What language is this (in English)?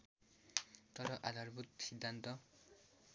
Nepali